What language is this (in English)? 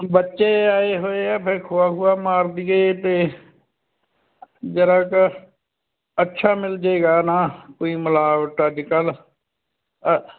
Punjabi